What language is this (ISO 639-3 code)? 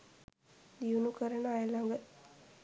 sin